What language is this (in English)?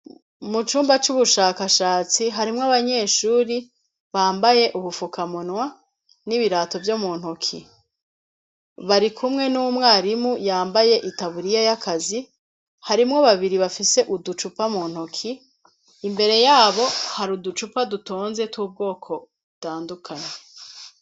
Rundi